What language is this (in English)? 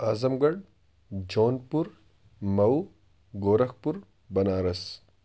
Urdu